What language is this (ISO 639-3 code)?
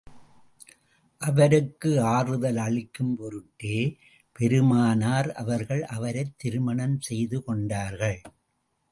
tam